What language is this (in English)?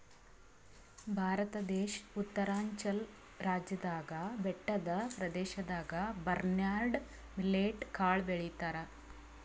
Kannada